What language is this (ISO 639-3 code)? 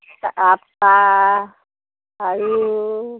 asm